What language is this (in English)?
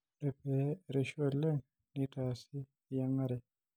Masai